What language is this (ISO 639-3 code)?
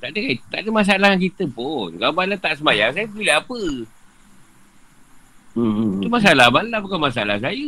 msa